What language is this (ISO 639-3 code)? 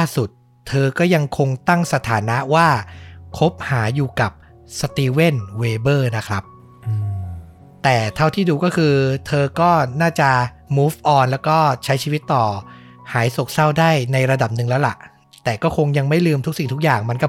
tha